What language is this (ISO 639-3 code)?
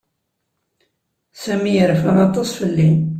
kab